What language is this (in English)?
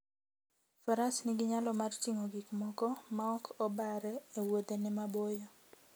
Luo (Kenya and Tanzania)